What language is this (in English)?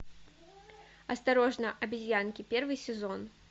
Russian